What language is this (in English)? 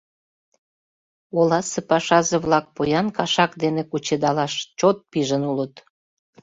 Mari